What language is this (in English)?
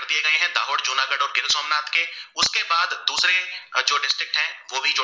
Gujarati